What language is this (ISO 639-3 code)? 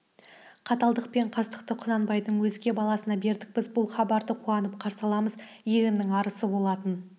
kaz